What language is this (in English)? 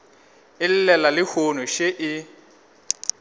Northern Sotho